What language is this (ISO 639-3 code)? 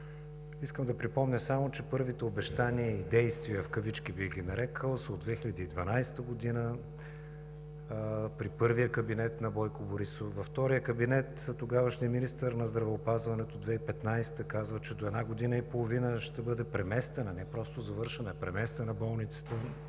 bul